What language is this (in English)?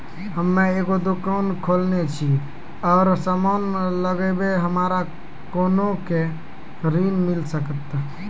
Maithili